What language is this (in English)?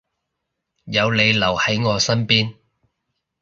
Cantonese